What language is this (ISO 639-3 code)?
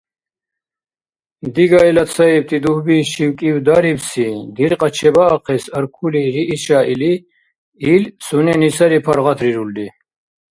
dar